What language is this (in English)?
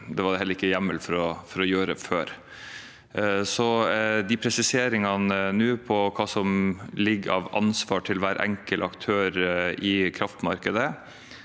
Norwegian